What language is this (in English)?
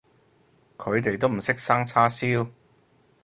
Cantonese